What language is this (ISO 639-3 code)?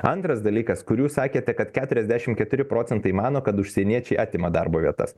lit